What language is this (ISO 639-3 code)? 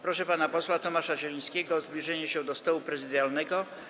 pol